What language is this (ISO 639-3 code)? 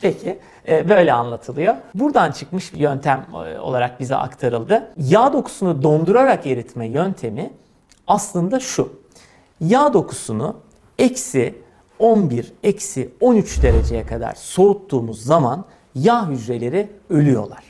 tur